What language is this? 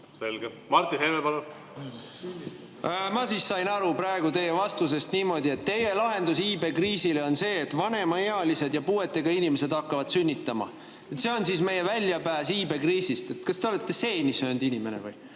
Estonian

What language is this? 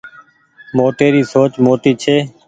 Goaria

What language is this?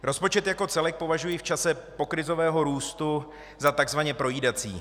Czech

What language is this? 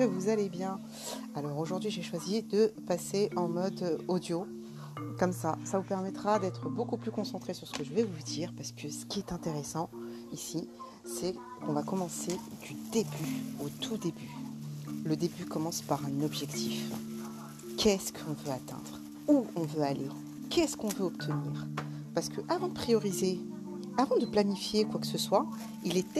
French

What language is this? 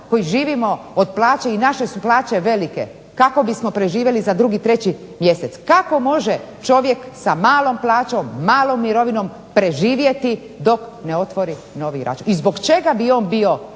Croatian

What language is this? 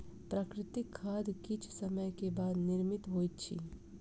Maithili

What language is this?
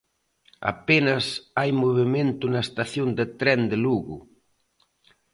Galician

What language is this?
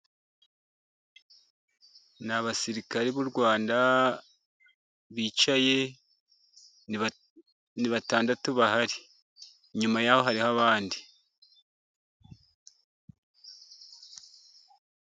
Kinyarwanda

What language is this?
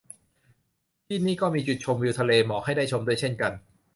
Thai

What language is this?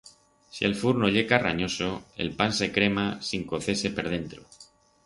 Aragonese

